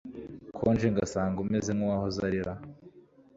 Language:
Kinyarwanda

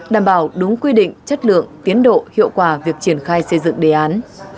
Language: Vietnamese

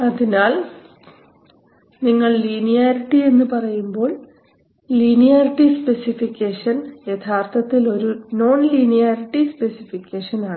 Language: Malayalam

